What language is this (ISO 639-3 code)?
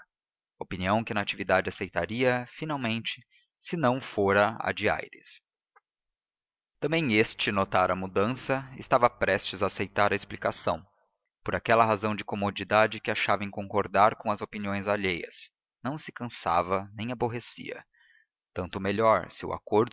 por